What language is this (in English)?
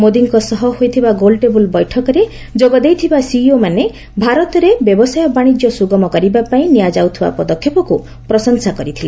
Odia